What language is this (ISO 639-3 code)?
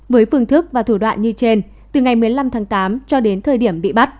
vie